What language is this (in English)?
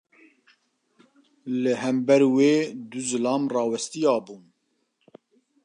Kurdish